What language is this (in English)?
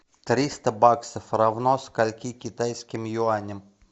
Russian